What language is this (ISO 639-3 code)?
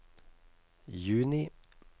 nor